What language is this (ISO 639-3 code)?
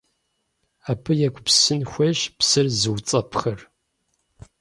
kbd